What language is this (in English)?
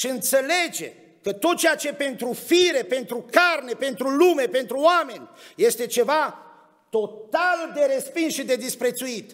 Romanian